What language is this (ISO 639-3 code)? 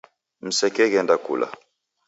dav